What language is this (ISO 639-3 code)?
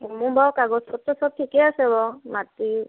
asm